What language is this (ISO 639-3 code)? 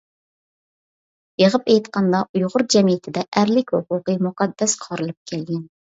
uig